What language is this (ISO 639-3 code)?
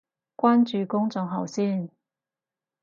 yue